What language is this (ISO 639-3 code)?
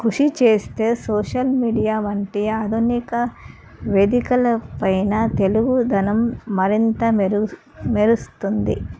tel